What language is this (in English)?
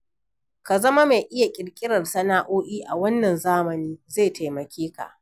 Hausa